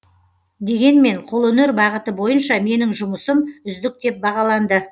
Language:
Kazakh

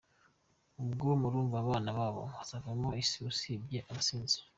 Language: Kinyarwanda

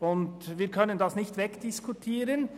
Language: Swiss German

